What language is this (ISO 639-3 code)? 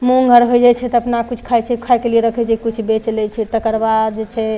mai